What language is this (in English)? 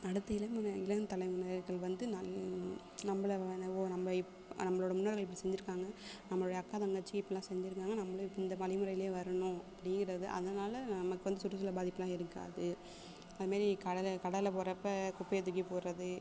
Tamil